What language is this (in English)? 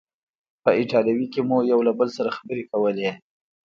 Pashto